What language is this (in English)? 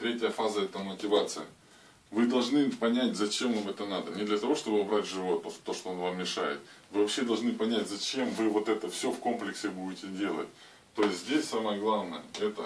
Russian